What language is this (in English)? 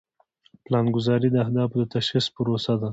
Pashto